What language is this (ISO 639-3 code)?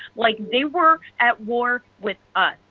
eng